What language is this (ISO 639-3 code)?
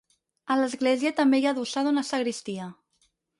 cat